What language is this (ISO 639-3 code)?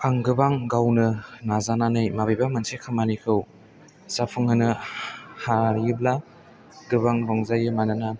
brx